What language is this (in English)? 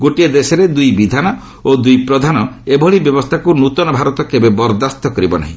Odia